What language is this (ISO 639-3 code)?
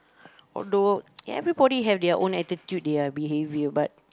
eng